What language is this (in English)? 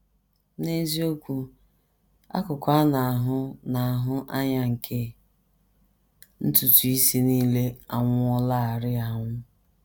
Igbo